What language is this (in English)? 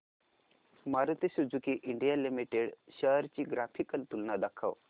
Marathi